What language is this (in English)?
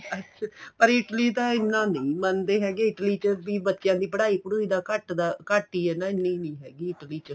Punjabi